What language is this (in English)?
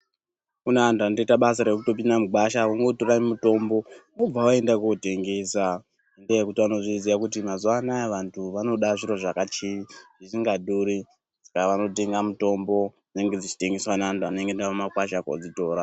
Ndau